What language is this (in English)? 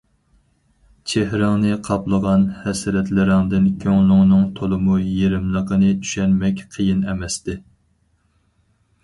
Uyghur